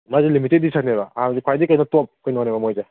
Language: Manipuri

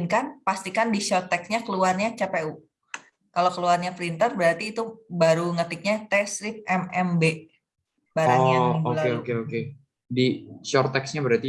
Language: Indonesian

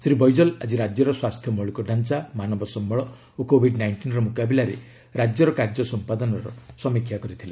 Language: Odia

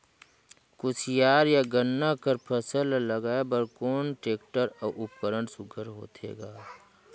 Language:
Chhattisgarhi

